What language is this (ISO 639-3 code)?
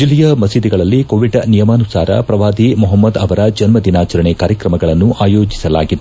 kan